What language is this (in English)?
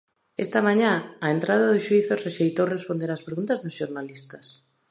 Galician